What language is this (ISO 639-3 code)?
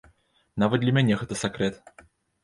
bel